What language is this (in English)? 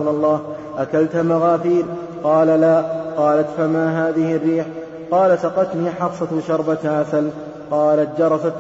Arabic